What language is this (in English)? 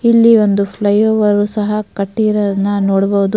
Kannada